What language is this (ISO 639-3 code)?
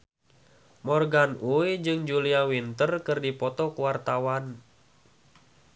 sun